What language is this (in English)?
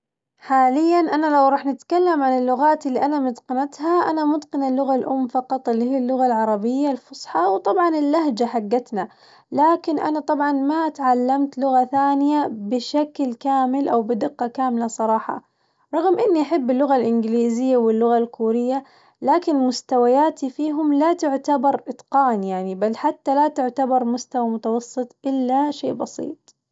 Najdi Arabic